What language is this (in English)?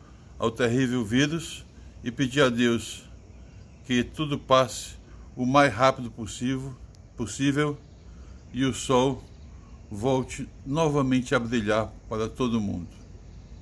Portuguese